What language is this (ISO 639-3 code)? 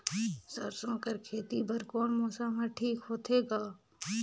hne